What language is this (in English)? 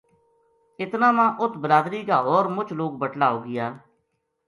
Gujari